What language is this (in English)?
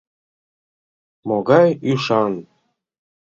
Mari